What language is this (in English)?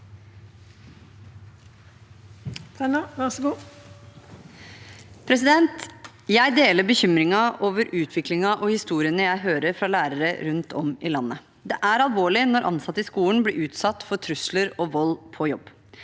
Norwegian